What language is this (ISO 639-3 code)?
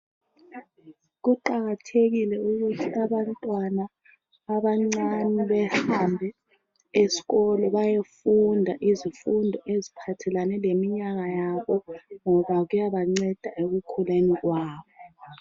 nde